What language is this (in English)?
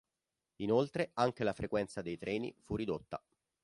Italian